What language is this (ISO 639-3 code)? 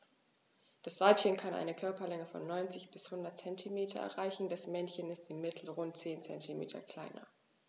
deu